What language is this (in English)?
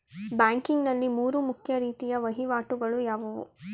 Kannada